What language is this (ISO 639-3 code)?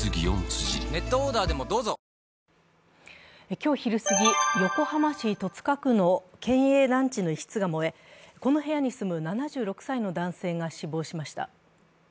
jpn